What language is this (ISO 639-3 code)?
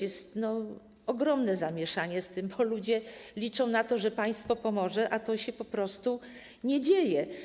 pol